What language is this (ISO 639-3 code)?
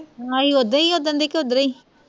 pan